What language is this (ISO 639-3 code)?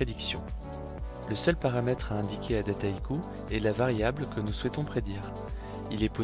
fra